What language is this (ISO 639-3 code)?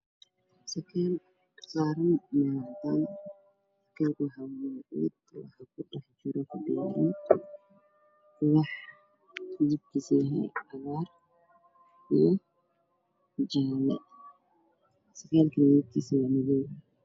som